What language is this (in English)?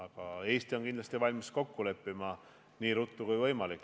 Estonian